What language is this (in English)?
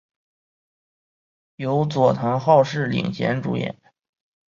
Chinese